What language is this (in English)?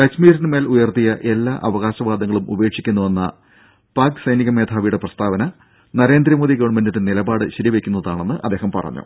Malayalam